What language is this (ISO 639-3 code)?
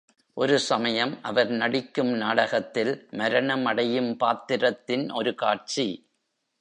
tam